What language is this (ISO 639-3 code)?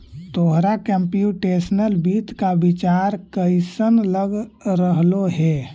mag